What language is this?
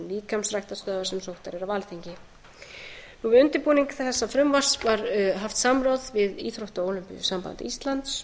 Icelandic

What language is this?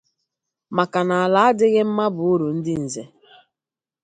Igbo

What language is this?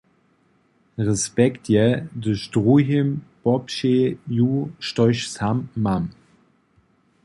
Upper Sorbian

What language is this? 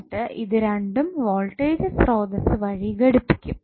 Malayalam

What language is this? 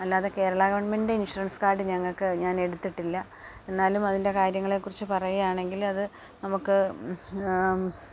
Malayalam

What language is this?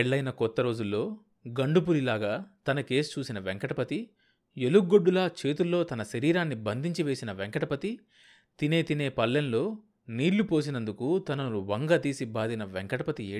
Telugu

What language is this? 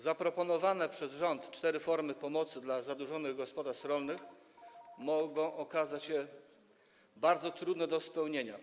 Polish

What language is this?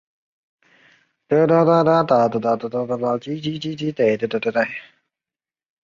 Chinese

